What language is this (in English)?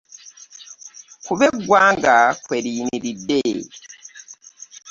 Ganda